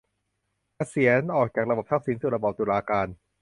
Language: Thai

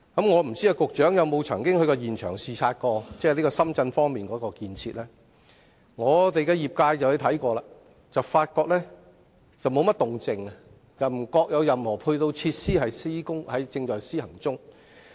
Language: Cantonese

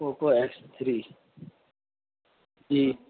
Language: Urdu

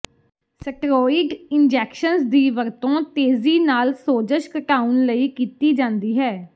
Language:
Punjabi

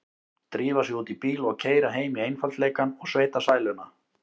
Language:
Icelandic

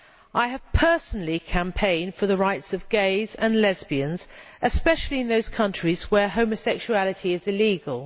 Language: English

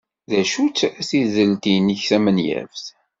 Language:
Kabyle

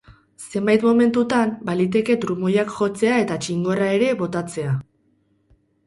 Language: Basque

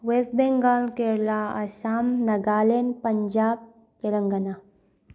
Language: Manipuri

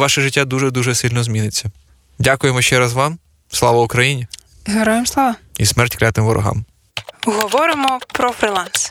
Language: Ukrainian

